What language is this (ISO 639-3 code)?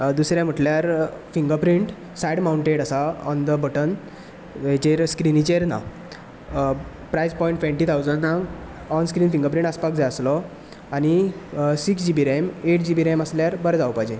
kok